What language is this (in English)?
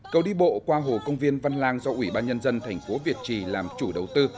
Vietnamese